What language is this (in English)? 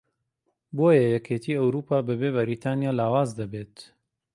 Central Kurdish